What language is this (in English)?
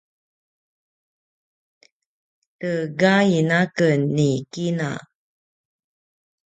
Paiwan